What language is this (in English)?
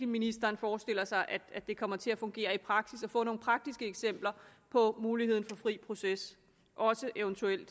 Danish